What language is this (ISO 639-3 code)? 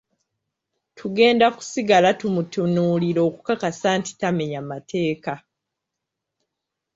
lug